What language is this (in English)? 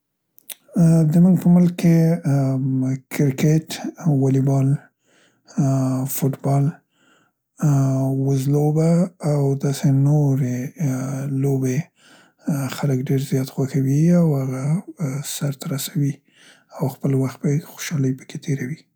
Central Pashto